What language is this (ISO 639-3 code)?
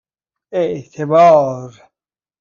fas